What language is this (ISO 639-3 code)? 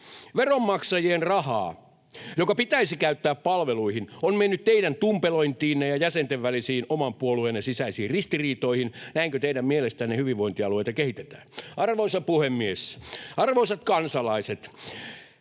fin